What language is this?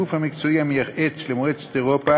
Hebrew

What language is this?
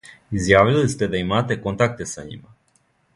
Serbian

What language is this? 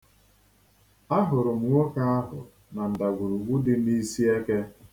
Igbo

